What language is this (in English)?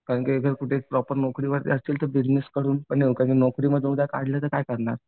Marathi